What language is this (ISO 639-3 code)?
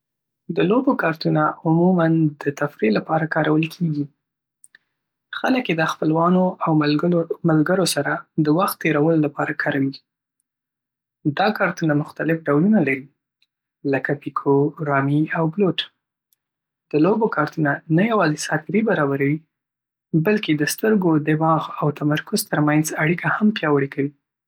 pus